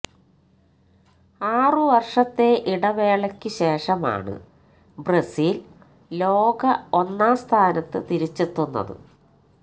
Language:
Malayalam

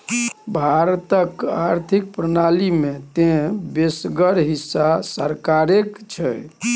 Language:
Maithili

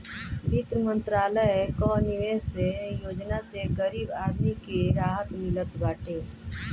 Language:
Bhojpuri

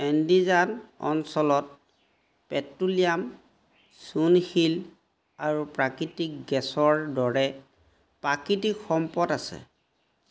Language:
Assamese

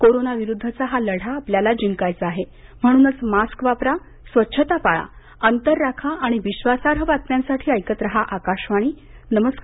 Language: Marathi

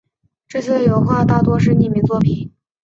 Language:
Chinese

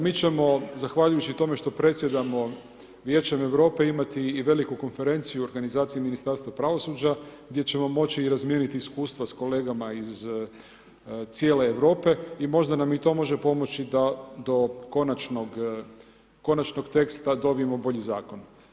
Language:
Croatian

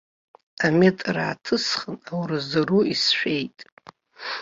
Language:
Abkhazian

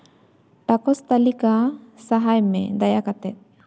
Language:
Santali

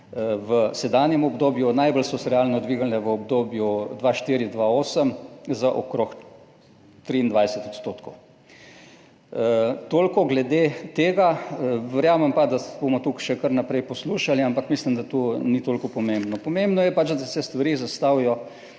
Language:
Slovenian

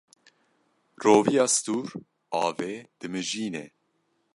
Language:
Kurdish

